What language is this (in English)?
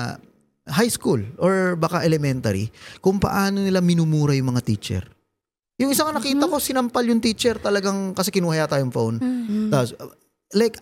Filipino